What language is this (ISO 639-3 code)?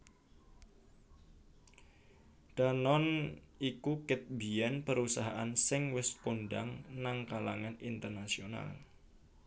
jav